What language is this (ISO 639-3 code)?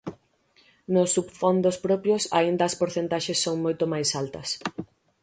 glg